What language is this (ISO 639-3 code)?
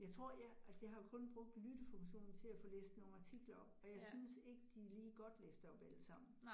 dan